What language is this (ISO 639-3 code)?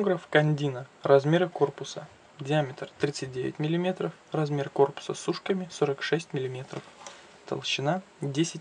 rus